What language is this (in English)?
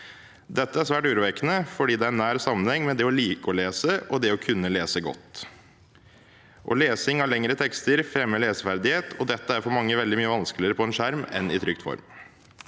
Norwegian